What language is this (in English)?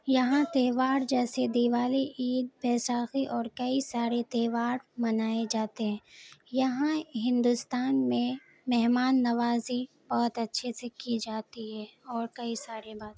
Urdu